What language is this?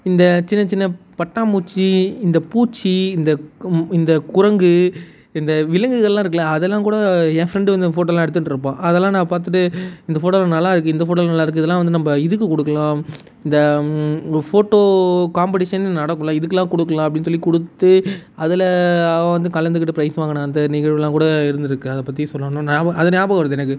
Tamil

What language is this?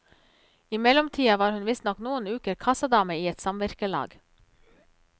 Norwegian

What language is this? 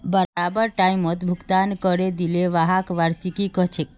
Magahi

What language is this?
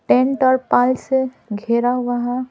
Hindi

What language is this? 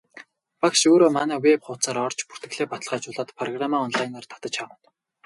Mongolian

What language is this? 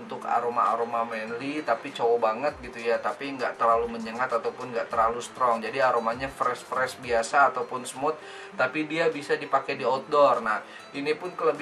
Indonesian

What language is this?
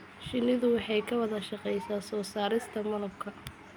Somali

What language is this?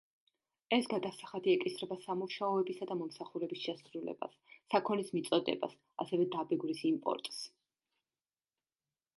Georgian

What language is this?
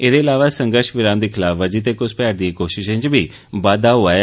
Dogri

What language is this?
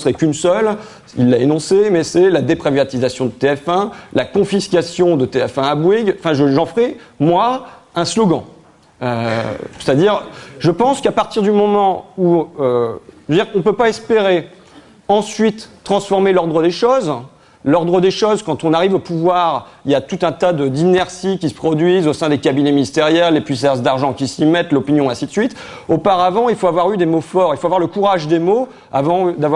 French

